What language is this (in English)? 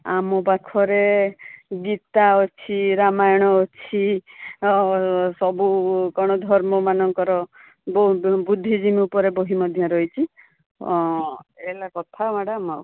Odia